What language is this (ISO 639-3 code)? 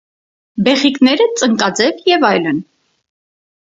hye